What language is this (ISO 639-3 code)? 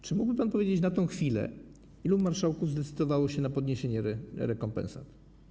pol